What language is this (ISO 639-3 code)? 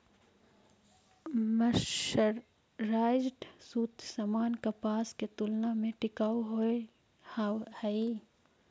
mag